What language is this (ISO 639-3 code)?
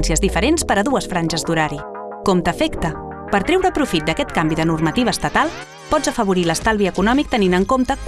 cat